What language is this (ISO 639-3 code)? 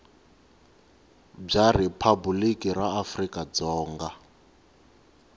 tso